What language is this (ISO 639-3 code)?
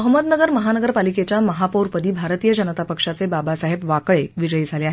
mar